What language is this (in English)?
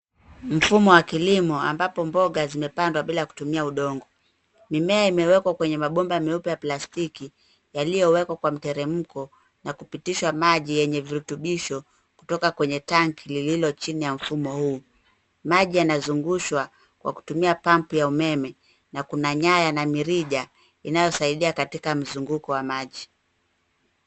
Swahili